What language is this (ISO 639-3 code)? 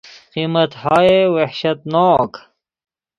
fas